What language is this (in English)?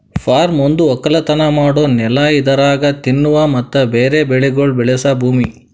Kannada